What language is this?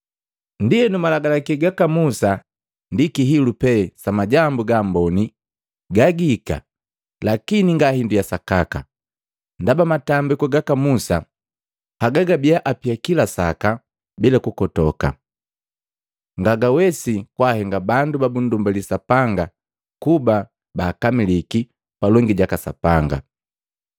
Matengo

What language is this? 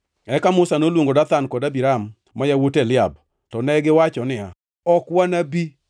Luo (Kenya and Tanzania)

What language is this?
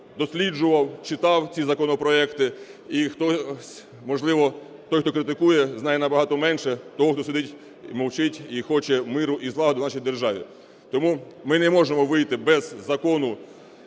Ukrainian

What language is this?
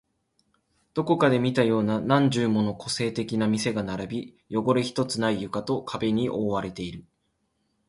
Japanese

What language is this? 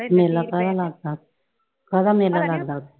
Punjabi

